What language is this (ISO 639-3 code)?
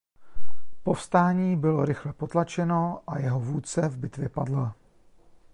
ces